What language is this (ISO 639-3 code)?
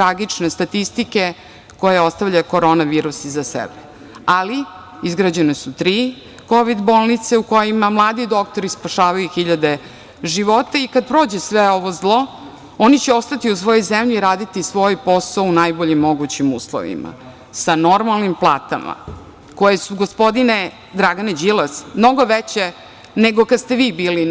srp